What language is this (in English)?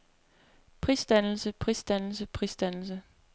Danish